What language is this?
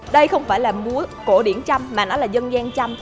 Vietnamese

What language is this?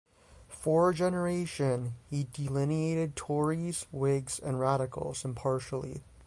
English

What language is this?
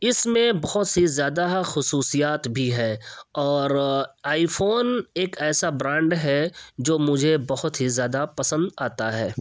Urdu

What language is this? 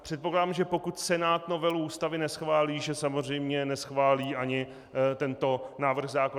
Czech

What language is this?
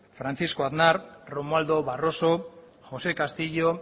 Basque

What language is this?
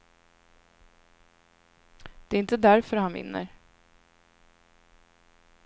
Swedish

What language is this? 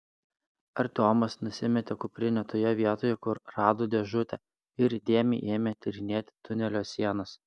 Lithuanian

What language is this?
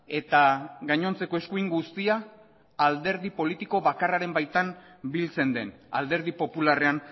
Basque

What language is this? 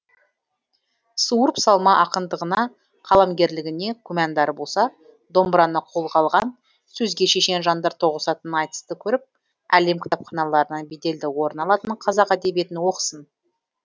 Kazakh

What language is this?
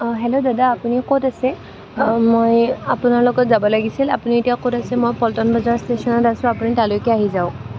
Assamese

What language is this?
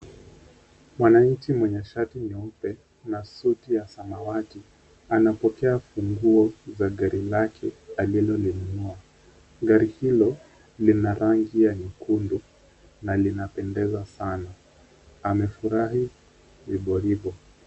Swahili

